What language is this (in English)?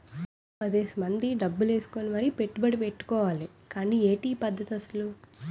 Telugu